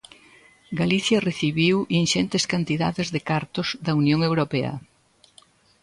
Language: Galician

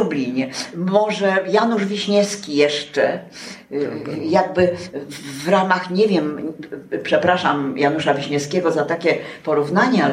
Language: Polish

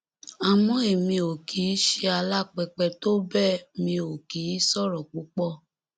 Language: Yoruba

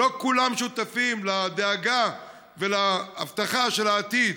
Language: Hebrew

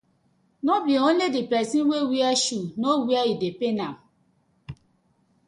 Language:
Nigerian Pidgin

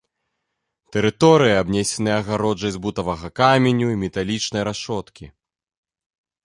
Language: Belarusian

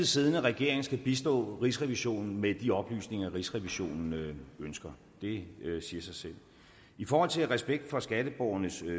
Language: Danish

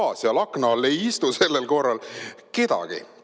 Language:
Estonian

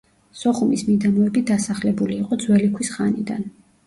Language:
Georgian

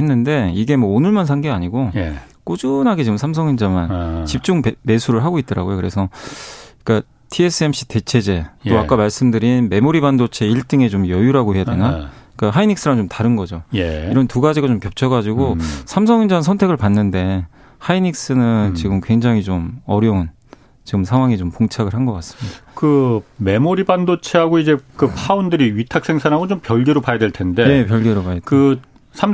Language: Korean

